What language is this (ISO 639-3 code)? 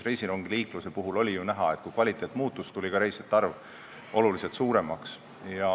est